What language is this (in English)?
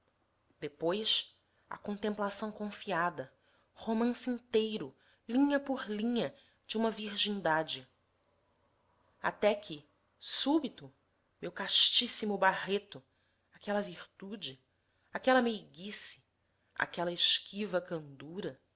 Portuguese